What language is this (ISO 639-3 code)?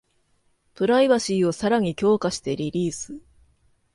jpn